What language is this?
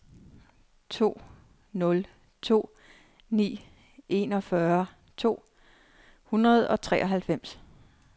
Danish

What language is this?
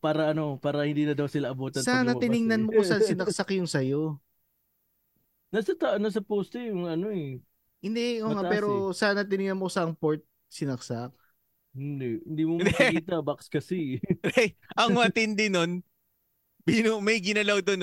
Filipino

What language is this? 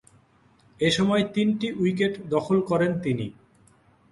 Bangla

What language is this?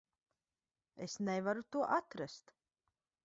Latvian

